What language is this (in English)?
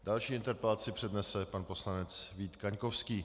Czech